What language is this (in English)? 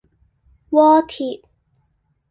Cantonese